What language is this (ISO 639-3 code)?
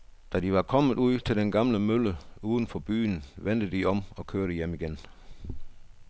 dan